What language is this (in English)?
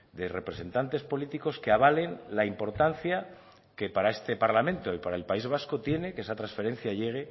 Spanish